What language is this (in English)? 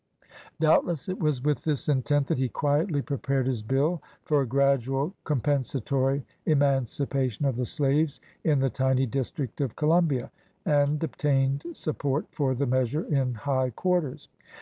English